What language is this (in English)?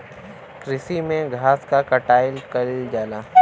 Bhojpuri